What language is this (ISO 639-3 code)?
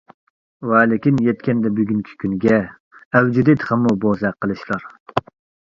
uig